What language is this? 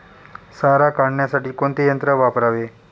Marathi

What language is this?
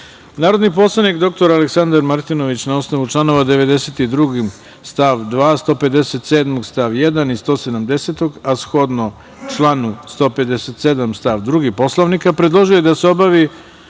Serbian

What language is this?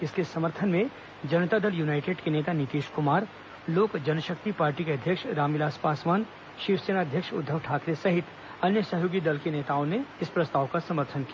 Hindi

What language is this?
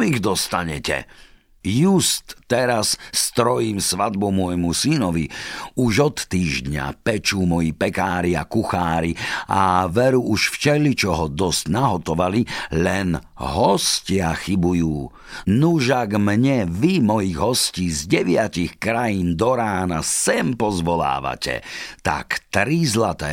Slovak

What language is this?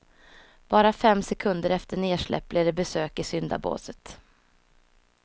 Swedish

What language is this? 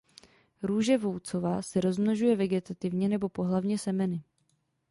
Czech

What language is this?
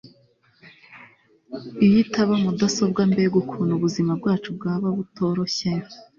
Kinyarwanda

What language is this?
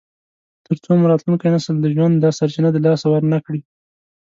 Pashto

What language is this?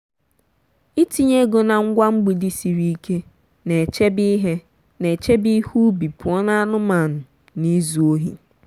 Igbo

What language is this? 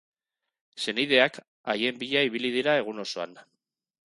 Basque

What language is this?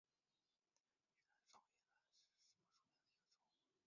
Chinese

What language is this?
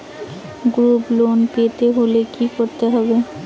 Bangla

